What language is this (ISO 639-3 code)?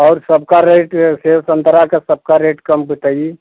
hin